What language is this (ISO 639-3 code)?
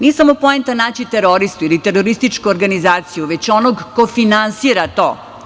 srp